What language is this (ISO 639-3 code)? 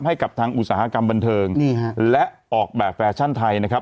tha